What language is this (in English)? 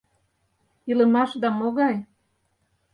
Mari